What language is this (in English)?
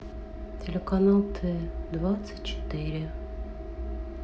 Russian